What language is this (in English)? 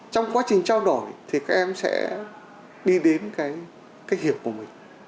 Vietnamese